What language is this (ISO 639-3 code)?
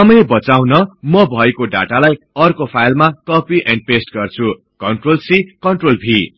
nep